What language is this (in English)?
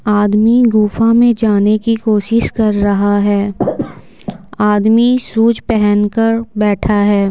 Hindi